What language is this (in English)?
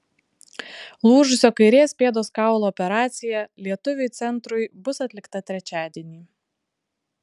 Lithuanian